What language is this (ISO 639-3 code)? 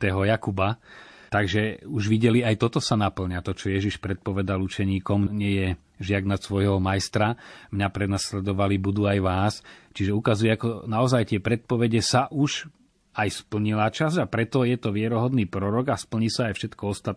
slk